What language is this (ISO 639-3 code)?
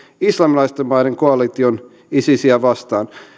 fin